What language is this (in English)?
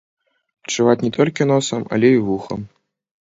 Belarusian